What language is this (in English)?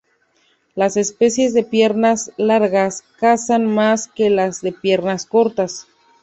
Spanish